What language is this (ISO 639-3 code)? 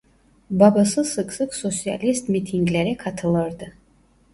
tur